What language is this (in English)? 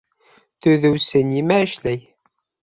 Bashkir